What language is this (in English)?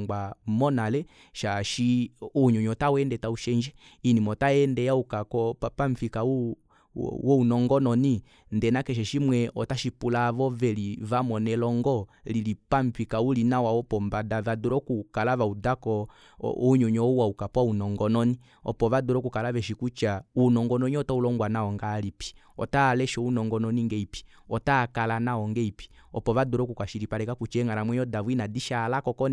Kuanyama